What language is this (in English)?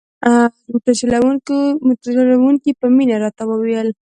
Pashto